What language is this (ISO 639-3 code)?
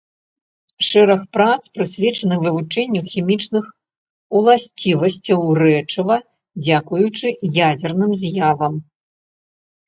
bel